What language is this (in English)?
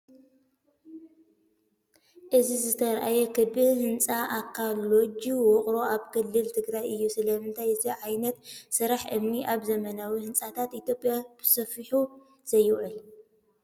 Tigrinya